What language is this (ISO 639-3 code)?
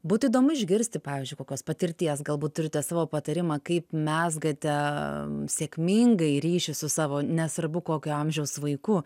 lit